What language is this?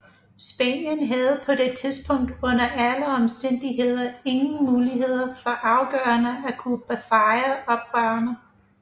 Danish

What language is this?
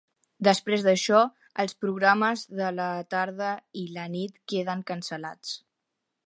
Catalan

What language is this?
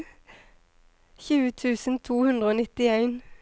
Norwegian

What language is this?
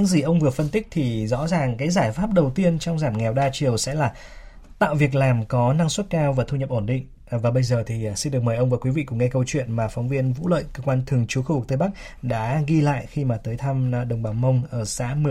Vietnamese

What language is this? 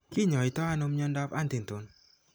Kalenjin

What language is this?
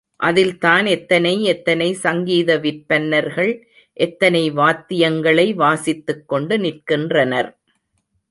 Tamil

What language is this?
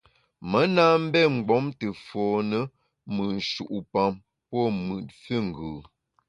Bamun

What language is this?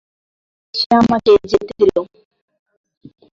Bangla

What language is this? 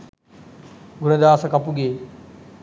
Sinhala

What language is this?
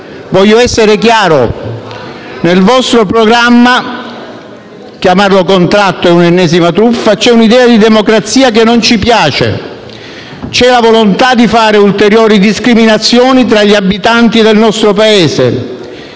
Italian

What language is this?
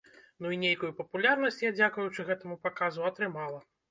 Belarusian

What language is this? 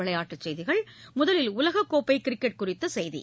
Tamil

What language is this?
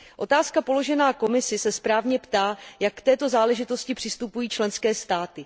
Czech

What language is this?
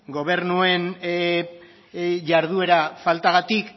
Basque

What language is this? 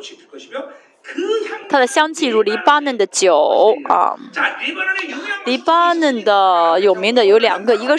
Chinese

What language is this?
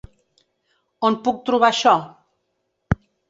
Catalan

